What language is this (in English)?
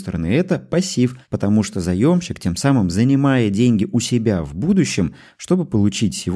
Russian